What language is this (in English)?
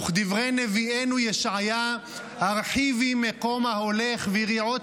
Hebrew